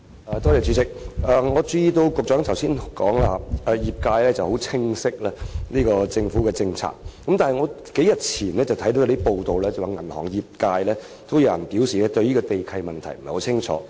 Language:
Cantonese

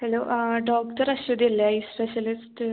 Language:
Malayalam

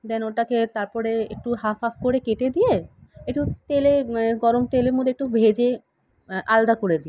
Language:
Bangla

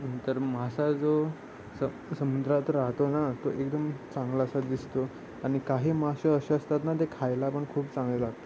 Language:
Marathi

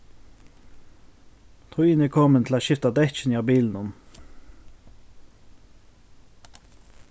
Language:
Faroese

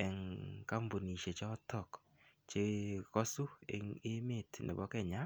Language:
Kalenjin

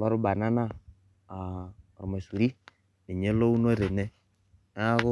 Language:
Masai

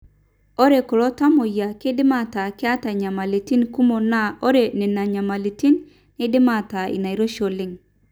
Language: Masai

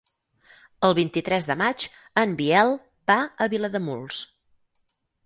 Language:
Catalan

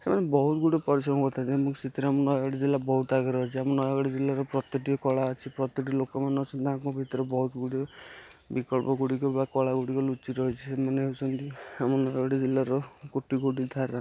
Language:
Odia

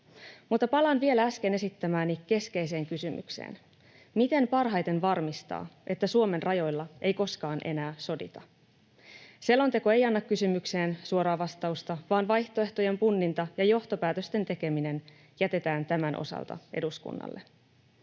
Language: Finnish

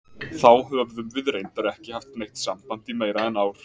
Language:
Icelandic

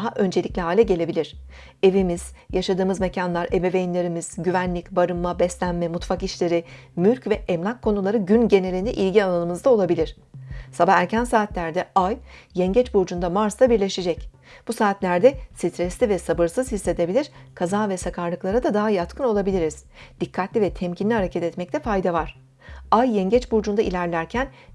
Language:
Turkish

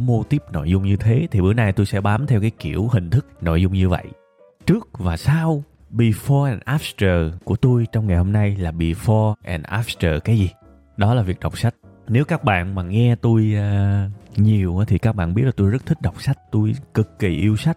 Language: Vietnamese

